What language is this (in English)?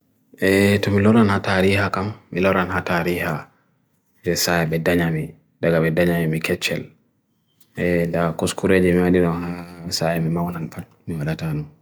Bagirmi Fulfulde